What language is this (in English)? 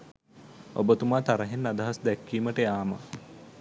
Sinhala